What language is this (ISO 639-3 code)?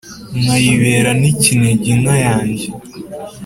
kin